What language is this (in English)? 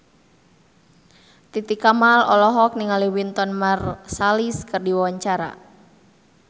Sundanese